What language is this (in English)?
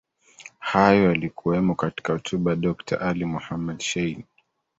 Swahili